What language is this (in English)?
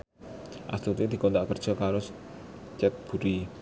Javanese